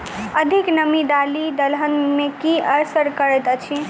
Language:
Maithili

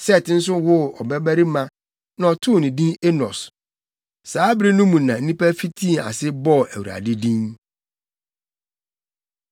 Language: Akan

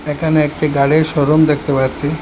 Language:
Bangla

